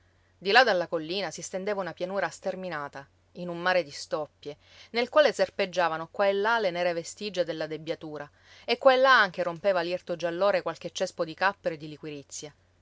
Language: Italian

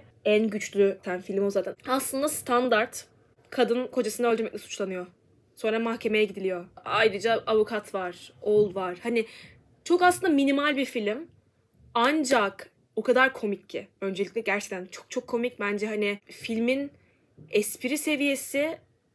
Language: Turkish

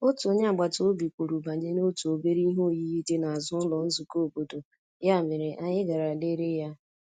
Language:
Igbo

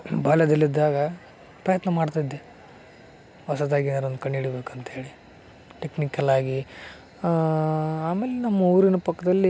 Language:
Kannada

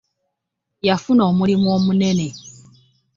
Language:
Ganda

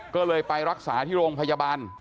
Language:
Thai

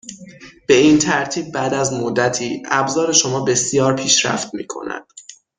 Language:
Persian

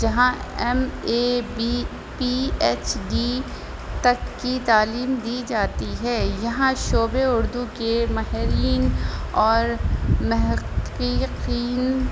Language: Urdu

